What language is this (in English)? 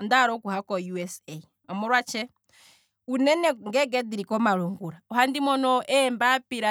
Kwambi